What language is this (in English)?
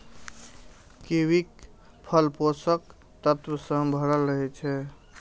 Maithili